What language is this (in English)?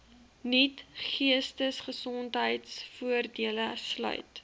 Afrikaans